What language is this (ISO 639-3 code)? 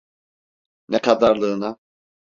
tur